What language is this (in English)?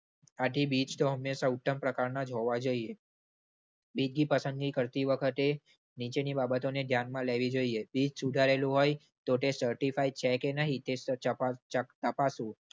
Gujarati